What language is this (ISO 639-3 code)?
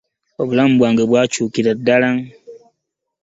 lug